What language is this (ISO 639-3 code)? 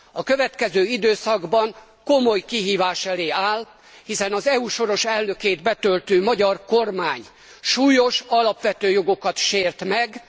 hun